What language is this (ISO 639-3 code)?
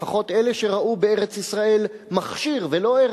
heb